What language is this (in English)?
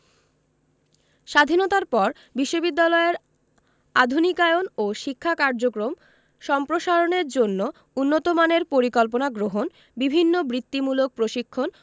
Bangla